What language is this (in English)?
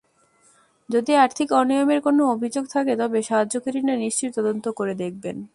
Bangla